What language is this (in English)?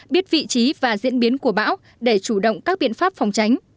Vietnamese